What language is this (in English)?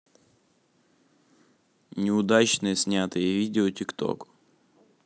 Russian